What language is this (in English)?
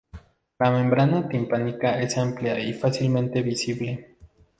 Spanish